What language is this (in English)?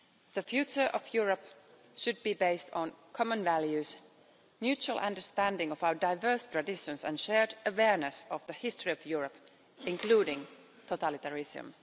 English